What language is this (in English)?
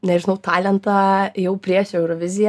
Lithuanian